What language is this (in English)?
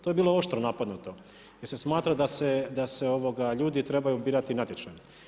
Croatian